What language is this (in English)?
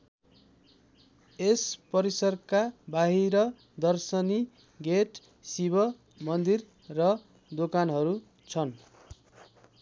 Nepali